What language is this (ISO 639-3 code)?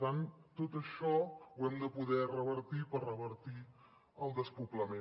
cat